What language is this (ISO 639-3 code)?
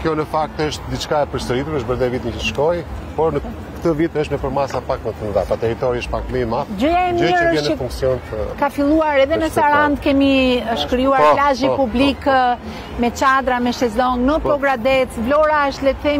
ron